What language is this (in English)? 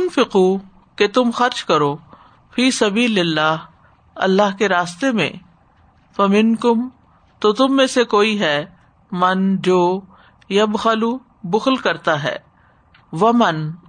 Urdu